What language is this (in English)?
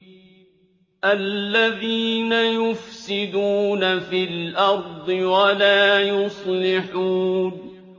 Arabic